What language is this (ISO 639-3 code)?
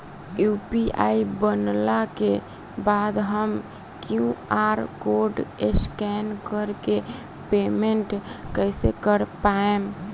bho